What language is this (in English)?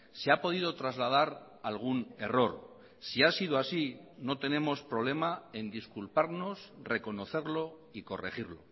Spanish